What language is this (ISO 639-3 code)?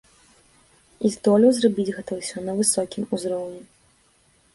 bel